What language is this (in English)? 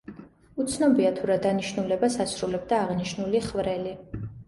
Georgian